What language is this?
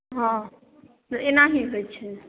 Maithili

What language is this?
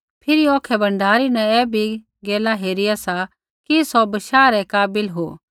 Kullu Pahari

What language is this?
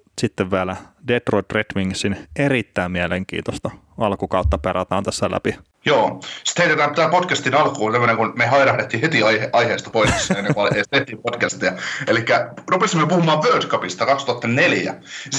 Finnish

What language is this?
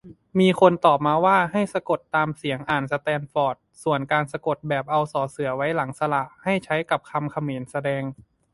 Thai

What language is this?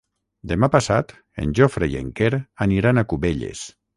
Catalan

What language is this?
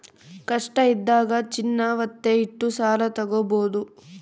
Kannada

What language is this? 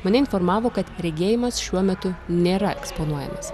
Lithuanian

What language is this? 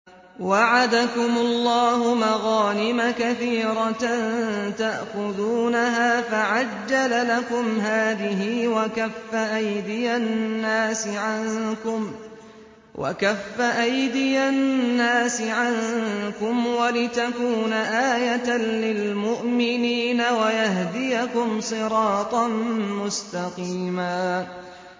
Arabic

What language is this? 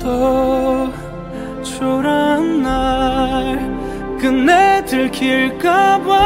Korean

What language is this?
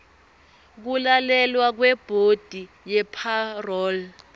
Swati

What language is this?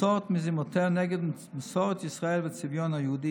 Hebrew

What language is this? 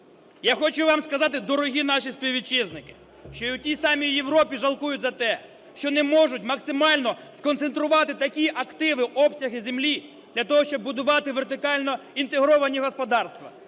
Ukrainian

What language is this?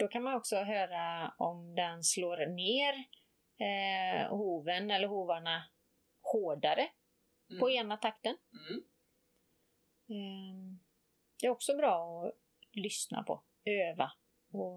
Swedish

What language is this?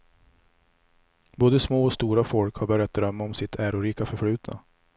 Swedish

